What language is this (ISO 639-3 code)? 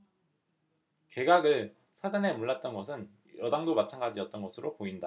kor